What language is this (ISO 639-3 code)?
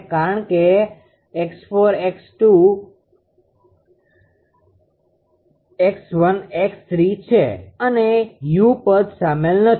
guj